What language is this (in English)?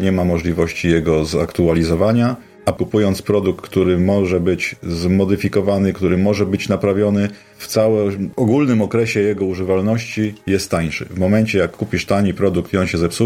Polish